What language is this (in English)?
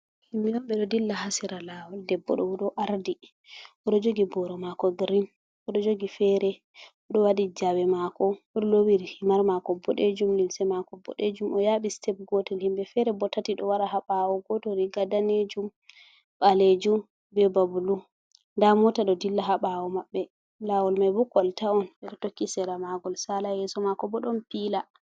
Fula